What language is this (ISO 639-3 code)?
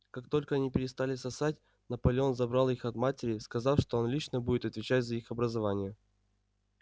rus